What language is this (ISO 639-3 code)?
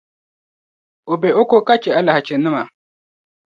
dag